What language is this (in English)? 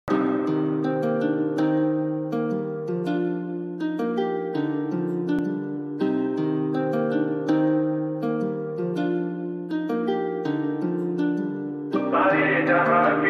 Romanian